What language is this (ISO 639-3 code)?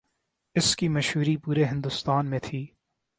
urd